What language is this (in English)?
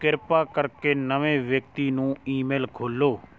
Punjabi